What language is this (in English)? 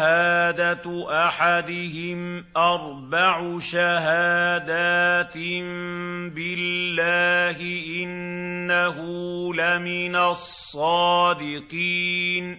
Arabic